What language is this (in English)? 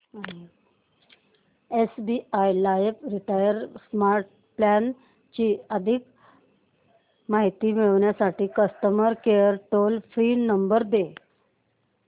Marathi